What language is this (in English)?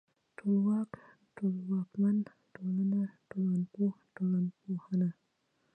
Pashto